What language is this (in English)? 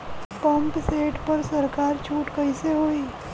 Bhojpuri